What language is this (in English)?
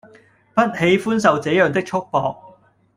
Cantonese